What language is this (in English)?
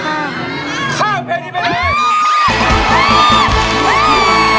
Thai